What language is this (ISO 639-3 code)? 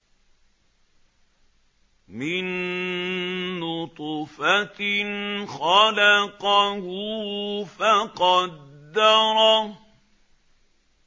ara